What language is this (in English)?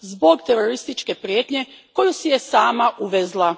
Croatian